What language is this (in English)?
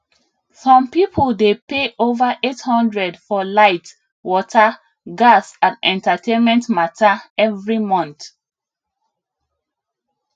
Nigerian Pidgin